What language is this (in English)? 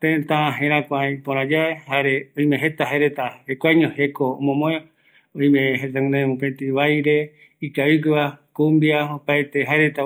Eastern Bolivian Guaraní